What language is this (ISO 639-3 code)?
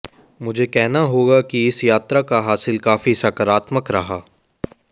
hin